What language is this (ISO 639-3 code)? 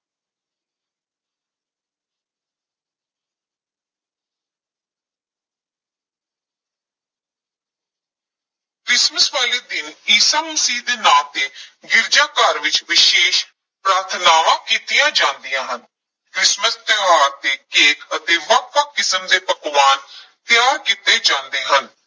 pan